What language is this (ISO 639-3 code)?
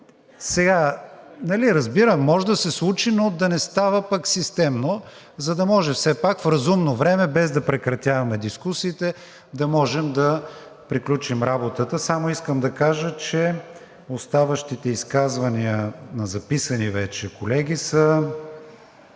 bul